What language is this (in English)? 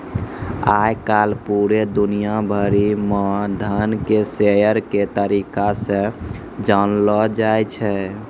Maithili